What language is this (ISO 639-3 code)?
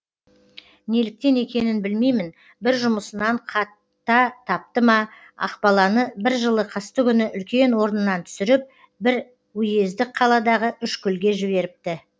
kaz